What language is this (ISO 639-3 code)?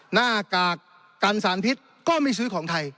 tha